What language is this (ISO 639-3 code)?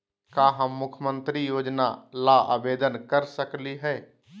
mag